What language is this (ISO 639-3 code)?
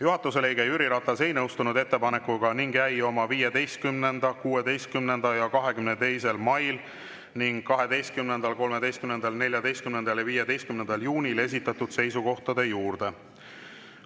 est